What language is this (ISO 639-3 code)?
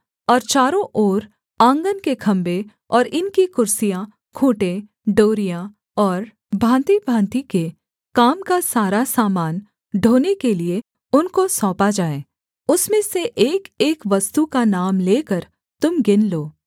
hin